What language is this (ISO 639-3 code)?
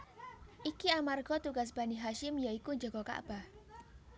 jav